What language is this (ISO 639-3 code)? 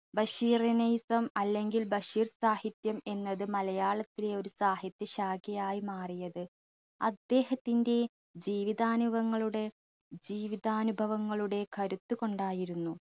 mal